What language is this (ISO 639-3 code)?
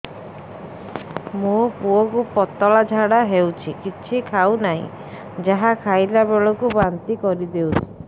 ori